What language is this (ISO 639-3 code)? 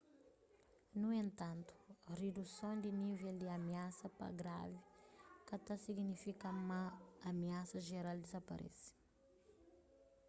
kea